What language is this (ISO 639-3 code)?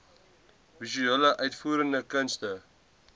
afr